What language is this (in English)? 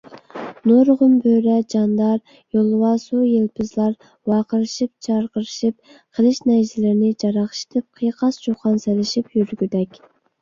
Uyghur